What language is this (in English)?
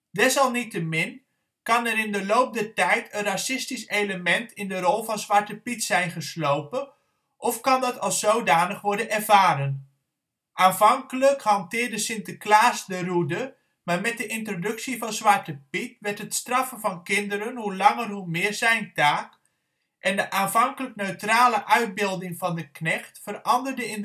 Dutch